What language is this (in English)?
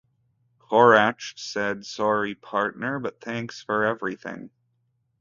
English